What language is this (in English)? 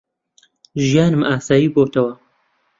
Central Kurdish